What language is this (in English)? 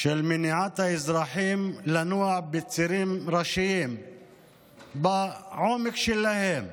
Hebrew